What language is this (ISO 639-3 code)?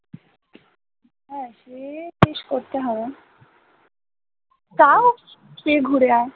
ben